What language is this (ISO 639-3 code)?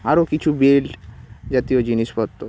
ben